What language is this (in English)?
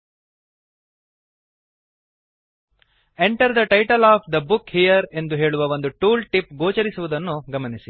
Kannada